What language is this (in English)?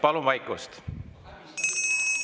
Estonian